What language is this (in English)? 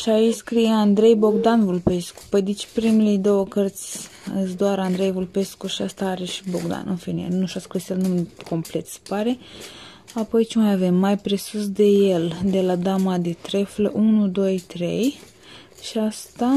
Romanian